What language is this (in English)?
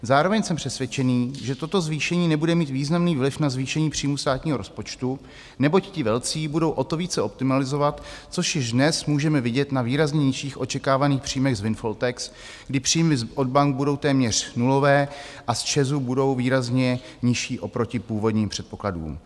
Czech